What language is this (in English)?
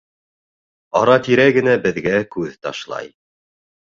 Bashkir